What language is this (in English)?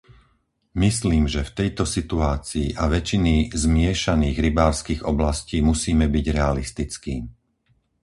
Slovak